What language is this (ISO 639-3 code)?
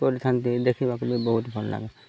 ori